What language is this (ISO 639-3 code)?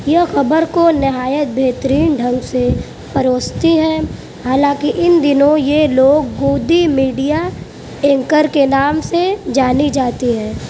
urd